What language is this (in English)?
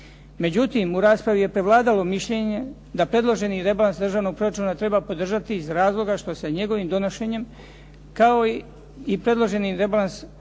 Croatian